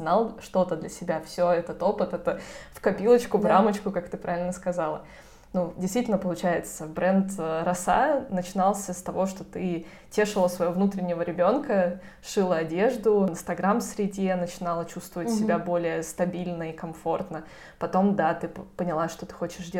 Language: Russian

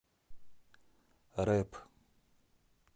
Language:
Russian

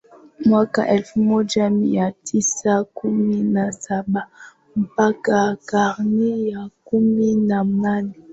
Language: Swahili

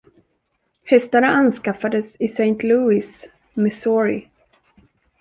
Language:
Swedish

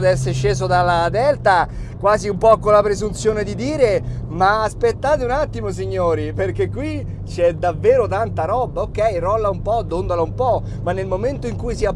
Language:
Italian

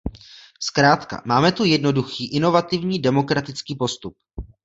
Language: Czech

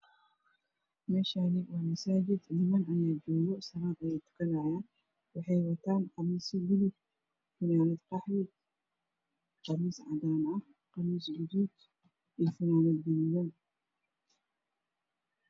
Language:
Somali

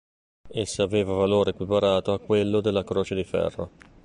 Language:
Italian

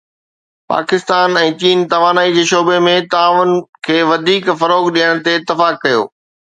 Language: Sindhi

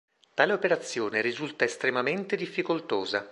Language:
Italian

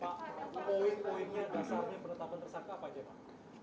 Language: Indonesian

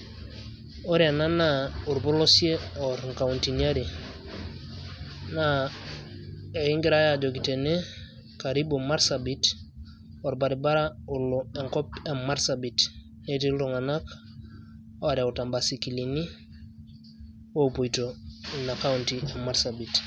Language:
Masai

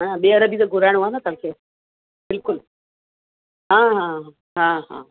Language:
Sindhi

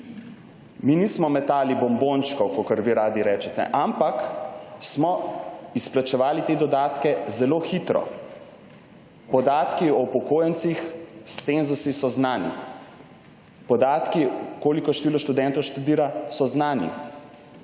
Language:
Slovenian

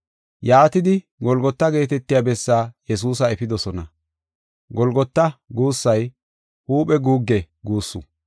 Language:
Gofa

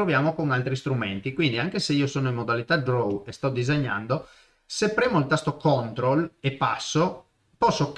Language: Italian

